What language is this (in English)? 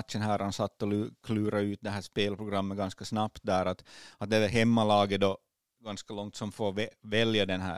Swedish